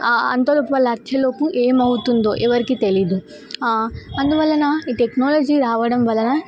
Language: Telugu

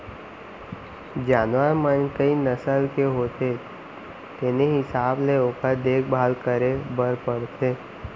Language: Chhattisgarhi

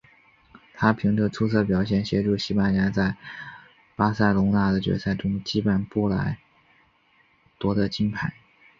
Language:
Chinese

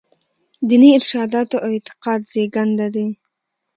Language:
Pashto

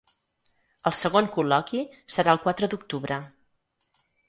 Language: Catalan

